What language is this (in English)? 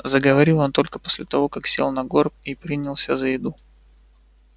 Russian